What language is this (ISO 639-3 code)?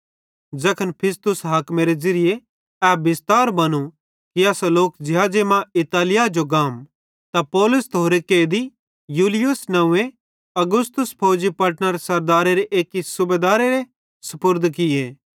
bhd